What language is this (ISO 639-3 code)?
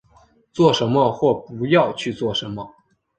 zho